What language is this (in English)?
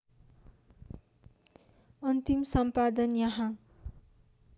Nepali